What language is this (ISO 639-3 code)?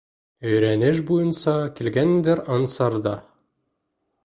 bak